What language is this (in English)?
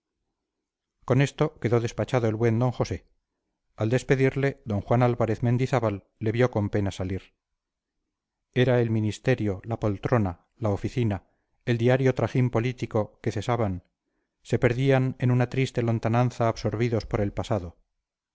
Spanish